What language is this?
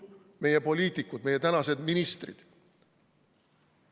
Estonian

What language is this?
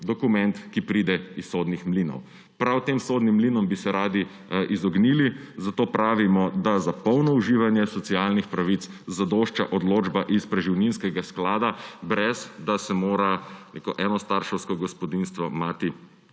Slovenian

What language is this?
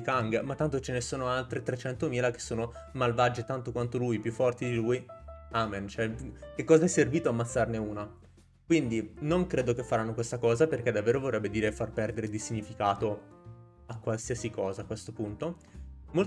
Italian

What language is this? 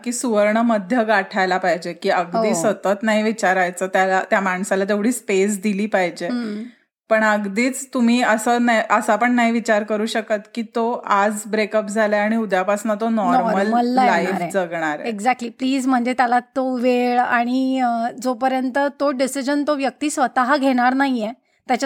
Marathi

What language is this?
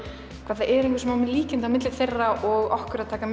Icelandic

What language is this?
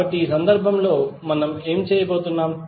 Telugu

